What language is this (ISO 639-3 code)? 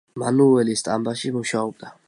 kat